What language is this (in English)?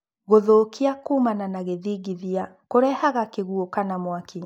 Kikuyu